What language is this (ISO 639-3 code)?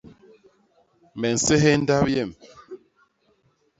bas